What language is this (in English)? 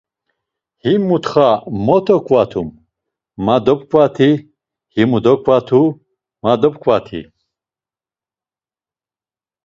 Laz